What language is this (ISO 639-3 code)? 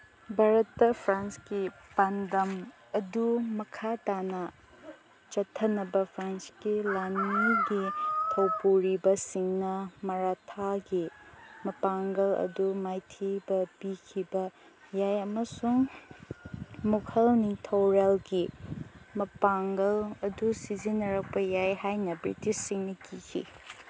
mni